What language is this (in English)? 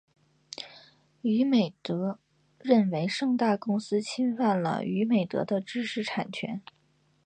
Chinese